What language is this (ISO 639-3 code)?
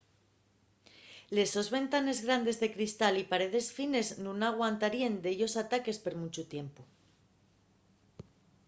ast